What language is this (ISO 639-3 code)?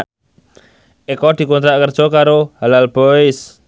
jav